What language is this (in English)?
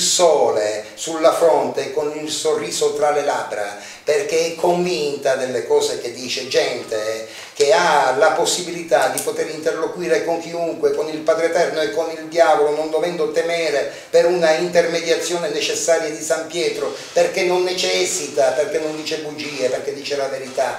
Italian